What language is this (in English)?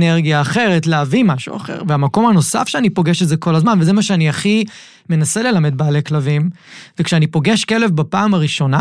Hebrew